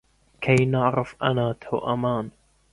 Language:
Arabic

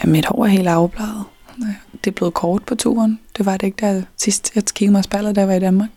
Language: Danish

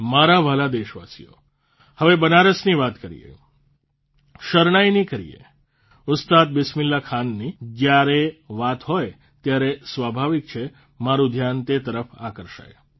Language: Gujarati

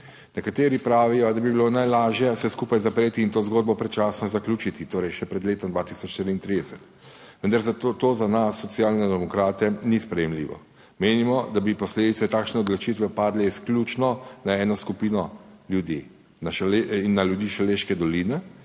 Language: Slovenian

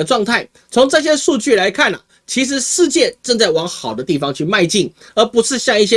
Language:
Chinese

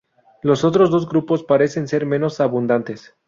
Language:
Spanish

